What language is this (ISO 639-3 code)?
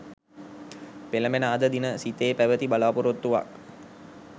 sin